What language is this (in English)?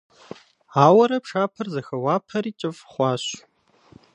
Kabardian